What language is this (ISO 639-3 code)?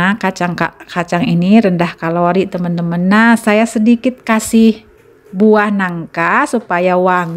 ind